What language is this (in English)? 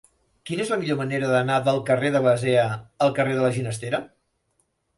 Catalan